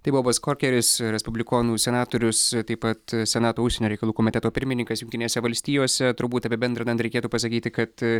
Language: Lithuanian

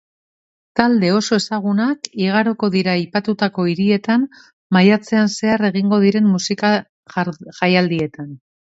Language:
Basque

